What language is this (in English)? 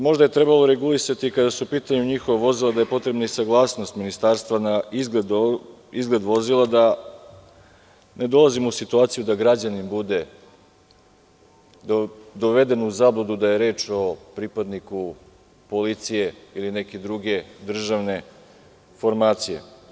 Serbian